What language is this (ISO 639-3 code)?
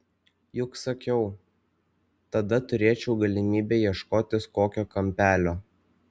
lit